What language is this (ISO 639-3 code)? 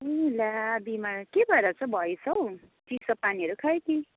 nep